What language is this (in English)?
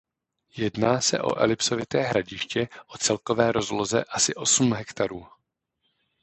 Czech